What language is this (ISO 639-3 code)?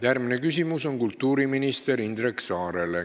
est